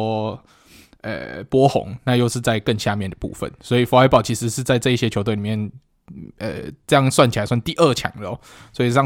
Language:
Chinese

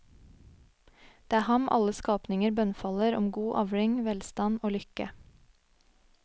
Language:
Norwegian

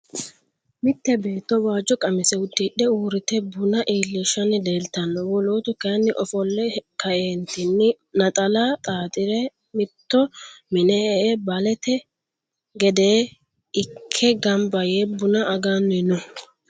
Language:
Sidamo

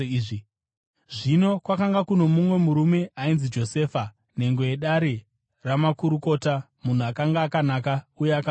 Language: Shona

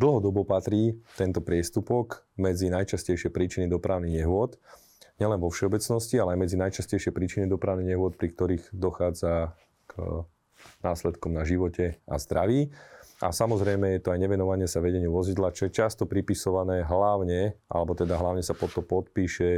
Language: Slovak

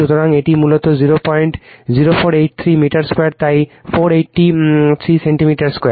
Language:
Bangla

